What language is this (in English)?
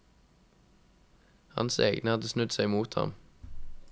Norwegian